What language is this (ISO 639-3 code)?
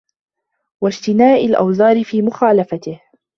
ara